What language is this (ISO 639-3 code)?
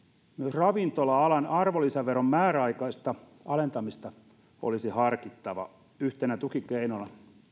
fin